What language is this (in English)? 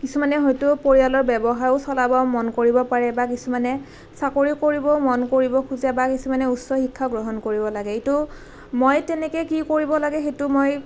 Assamese